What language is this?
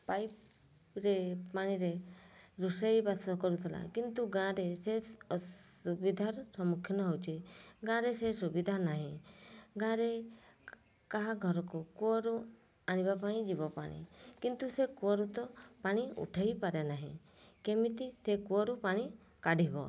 Odia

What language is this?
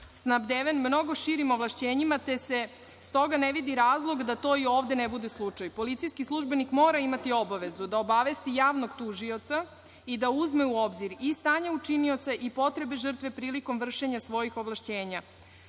Serbian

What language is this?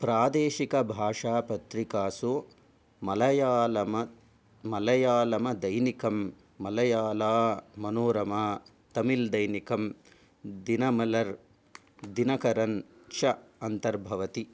Sanskrit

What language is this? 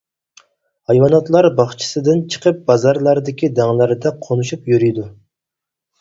Uyghur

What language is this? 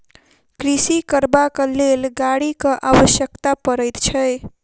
Maithili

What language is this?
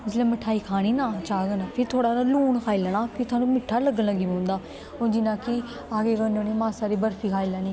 Dogri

